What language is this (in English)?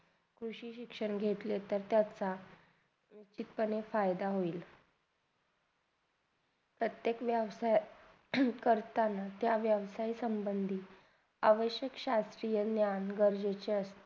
Marathi